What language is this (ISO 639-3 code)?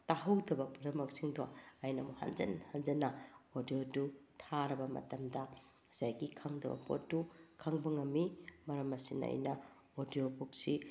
mni